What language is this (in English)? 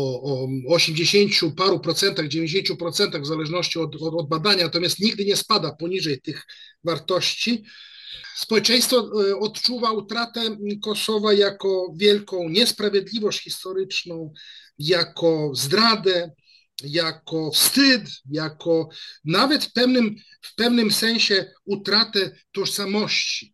Polish